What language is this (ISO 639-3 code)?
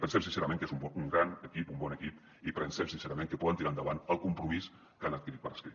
cat